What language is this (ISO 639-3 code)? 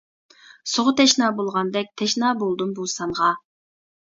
uig